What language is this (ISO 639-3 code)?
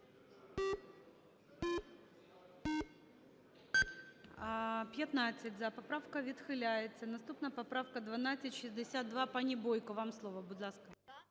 ukr